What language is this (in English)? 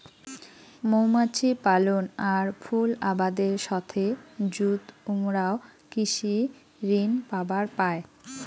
Bangla